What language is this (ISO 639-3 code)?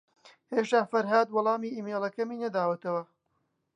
ckb